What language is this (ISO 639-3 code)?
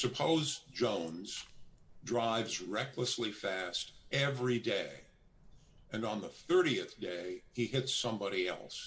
eng